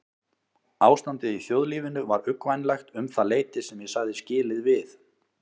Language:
Icelandic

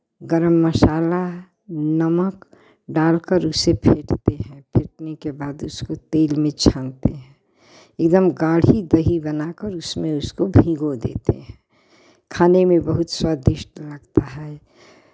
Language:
Hindi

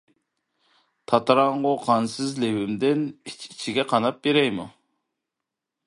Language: Uyghur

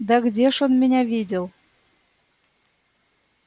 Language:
Russian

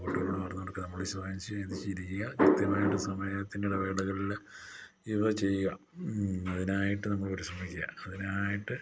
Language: Malayalam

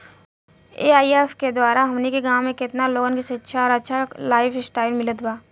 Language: Bhojpuri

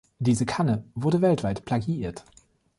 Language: German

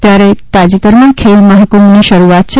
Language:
Gujarati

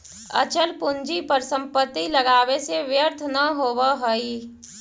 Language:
Magahi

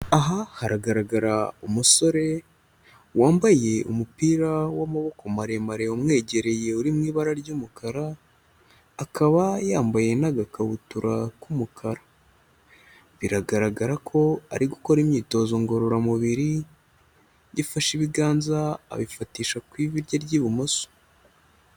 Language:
Kinyarwanda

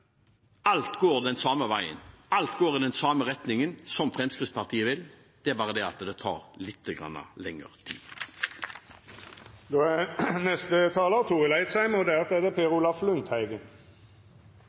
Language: Norwegian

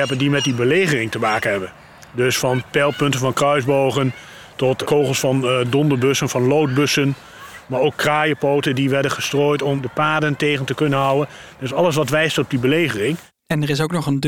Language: Dutch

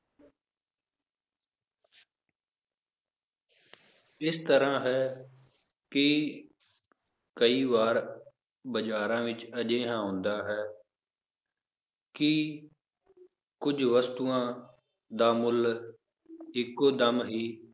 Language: Punjabi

